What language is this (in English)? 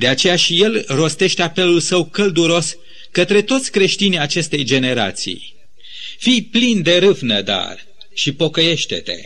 Romanian